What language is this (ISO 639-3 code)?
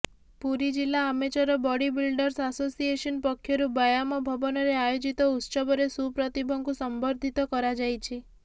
ori